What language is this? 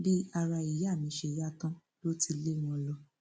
Yoruba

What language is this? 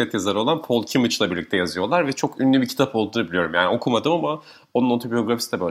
Turkish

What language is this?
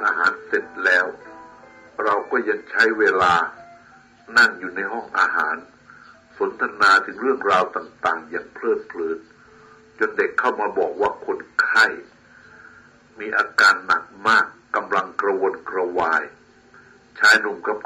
Thai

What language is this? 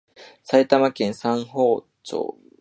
Japanese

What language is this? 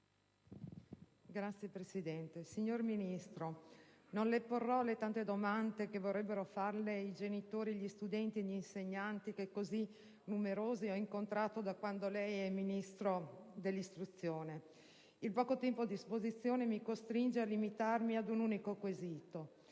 Italian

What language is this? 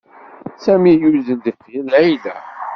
Kabyle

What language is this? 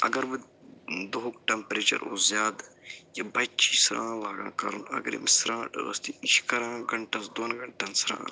Kashmiri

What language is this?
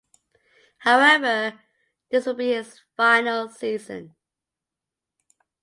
English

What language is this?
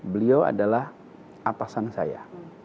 Indonesian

